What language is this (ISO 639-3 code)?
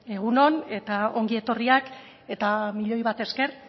eus